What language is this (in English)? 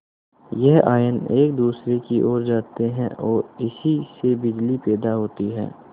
Hindi